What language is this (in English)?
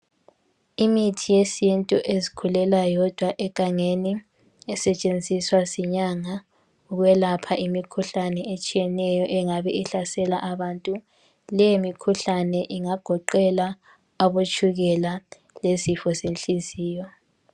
North Ndebele